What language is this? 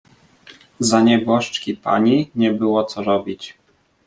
Polish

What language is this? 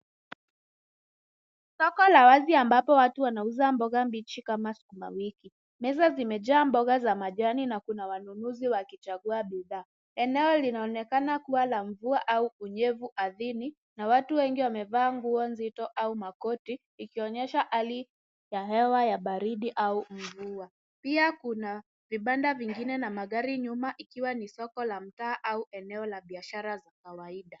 Swahili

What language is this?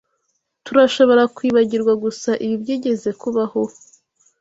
Kinyarwanda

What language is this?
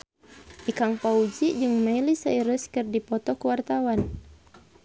Sundanese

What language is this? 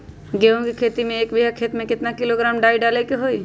Magahi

